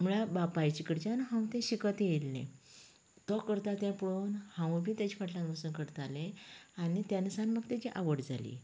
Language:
Konkani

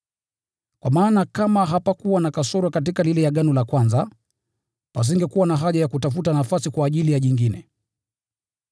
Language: Swahili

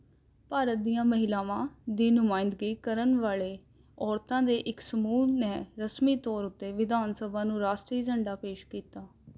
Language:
Punjabi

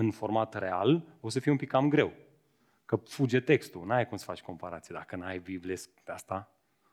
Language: Romanian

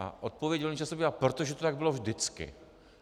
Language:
Czech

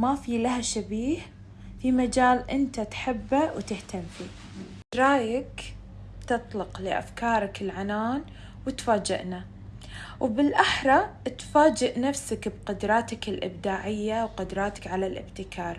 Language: Arabic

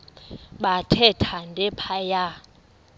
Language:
Xhosa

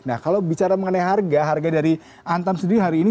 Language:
Indonesian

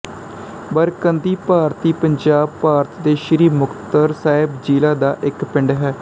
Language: Punjabi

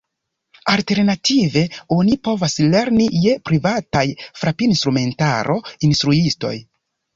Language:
Esperanto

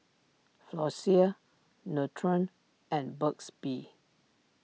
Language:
English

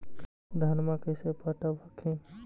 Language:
Magahi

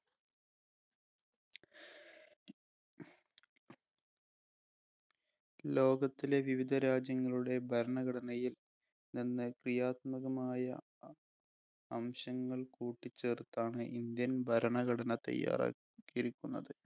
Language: Malayalam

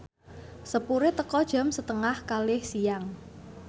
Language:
Javanese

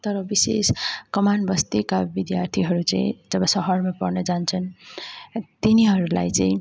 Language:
Nepali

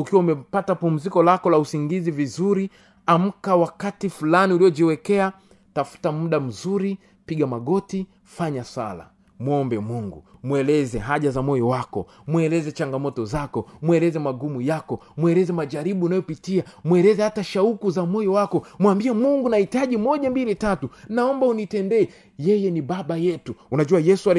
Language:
Swahili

